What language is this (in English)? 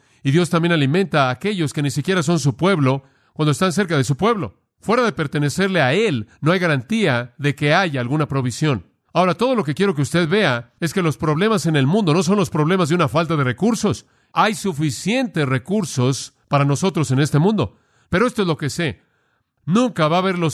Spanish